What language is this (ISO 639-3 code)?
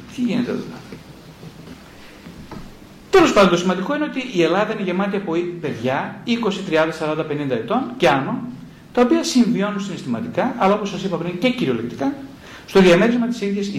ell